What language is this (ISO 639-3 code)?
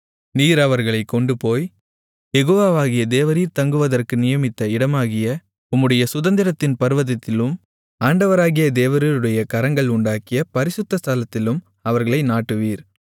tam